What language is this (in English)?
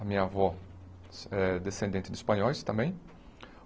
Portuguese